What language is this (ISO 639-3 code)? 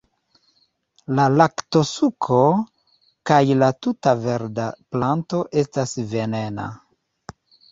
epo